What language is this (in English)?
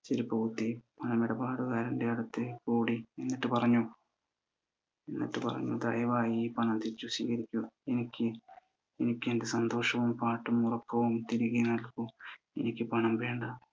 Malayalam